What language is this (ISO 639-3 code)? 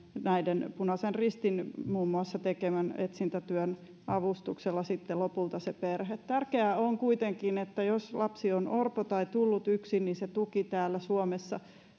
fin